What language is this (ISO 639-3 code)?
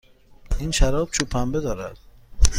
fas